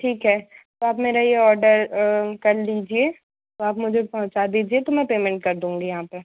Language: Hindi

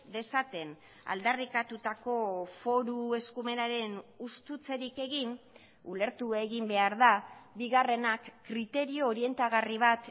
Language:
Basque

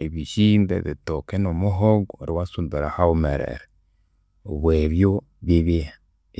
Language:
Konzo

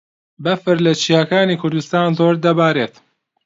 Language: Central Kurdish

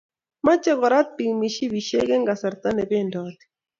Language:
Kalenjin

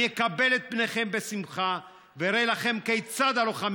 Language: Hebrew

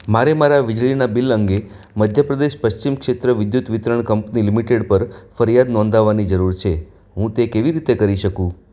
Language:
Gujarati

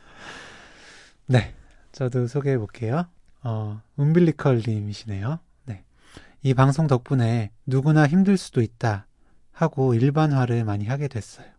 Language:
Korean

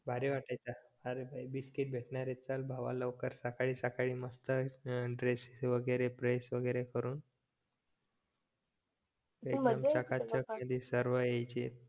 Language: Marathi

